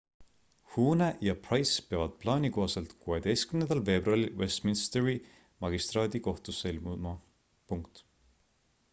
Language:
Estonian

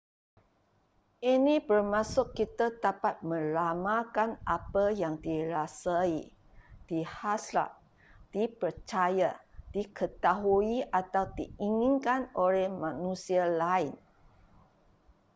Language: Malay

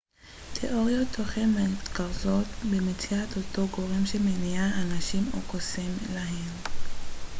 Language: Hebrew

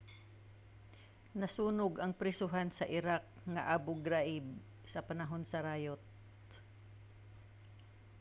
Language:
Cebuano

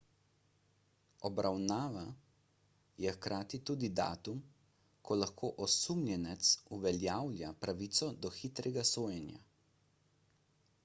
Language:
Slovenian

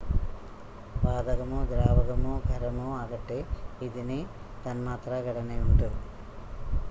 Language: Malayalam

